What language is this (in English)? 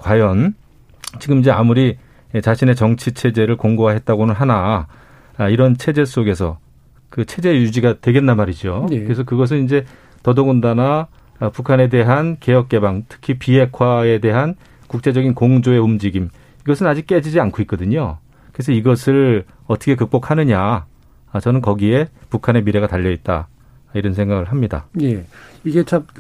Korean